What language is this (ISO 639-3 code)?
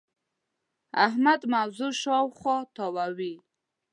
pus